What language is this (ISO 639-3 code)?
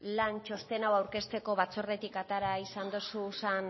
eus